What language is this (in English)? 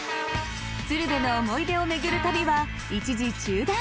Japanese